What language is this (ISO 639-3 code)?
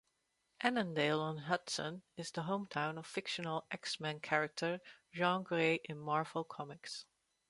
eng